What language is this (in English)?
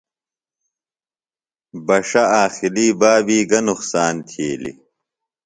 Phalura